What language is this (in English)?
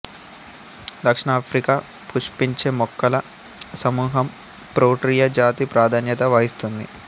Telugu